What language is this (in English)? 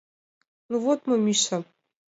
Mari